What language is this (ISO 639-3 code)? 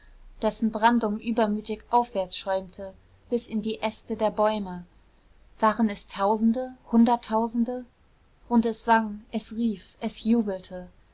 deu